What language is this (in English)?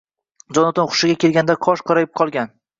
Uzbek